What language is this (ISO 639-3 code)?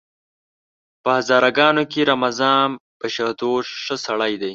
pus